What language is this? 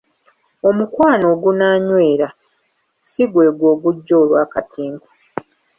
Ganda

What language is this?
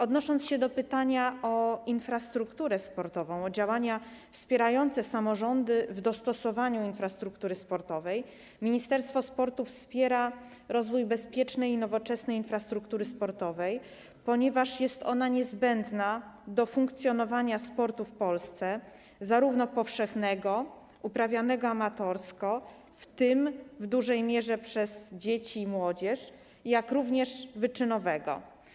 Polish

